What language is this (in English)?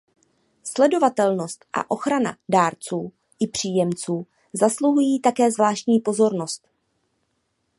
Czech